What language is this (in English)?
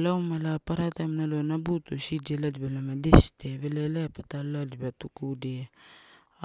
Torau